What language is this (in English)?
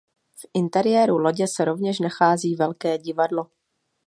Czech